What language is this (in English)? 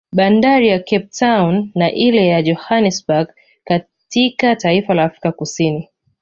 Swahili